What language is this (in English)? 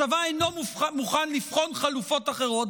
Hebrew